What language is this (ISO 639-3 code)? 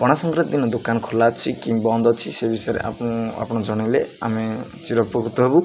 ori